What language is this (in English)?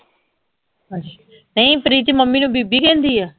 Punjabi